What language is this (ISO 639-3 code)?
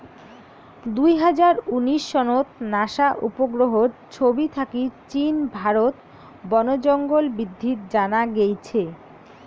ben